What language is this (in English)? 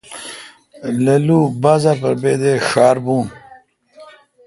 Kalkoti